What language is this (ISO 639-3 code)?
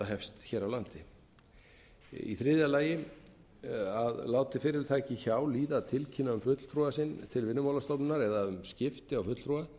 isl